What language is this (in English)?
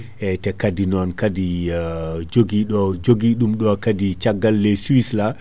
Fula